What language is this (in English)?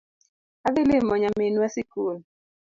Luo (Kenya and Tanzania)